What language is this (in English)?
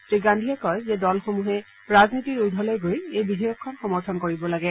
Assamese